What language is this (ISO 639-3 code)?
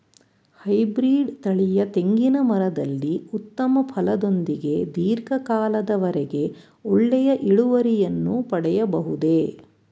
kan